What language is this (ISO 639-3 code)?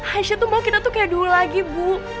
ind